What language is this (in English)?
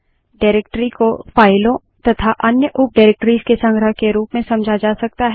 Hindi